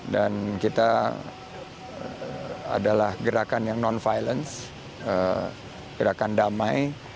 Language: Indonesian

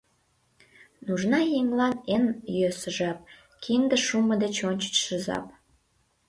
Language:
Mari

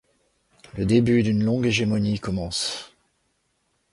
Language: French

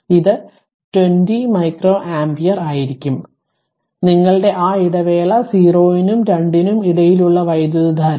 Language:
Malayalam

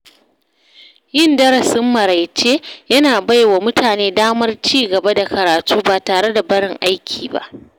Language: Hausa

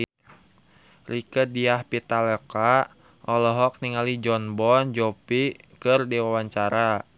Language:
Sundanese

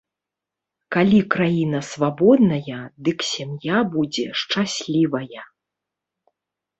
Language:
Belarusian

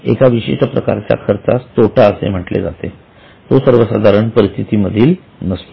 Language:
Marathi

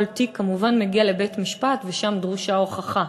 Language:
Hebrew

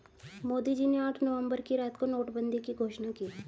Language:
Hindi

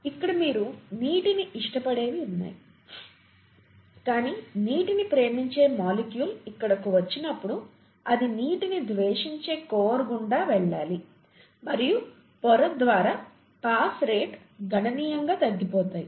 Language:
Telugu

